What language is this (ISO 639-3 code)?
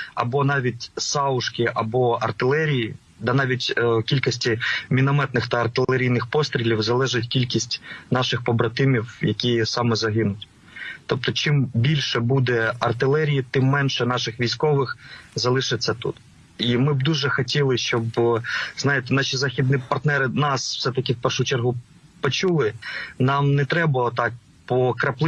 ukr